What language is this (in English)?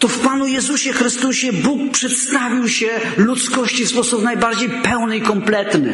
Polish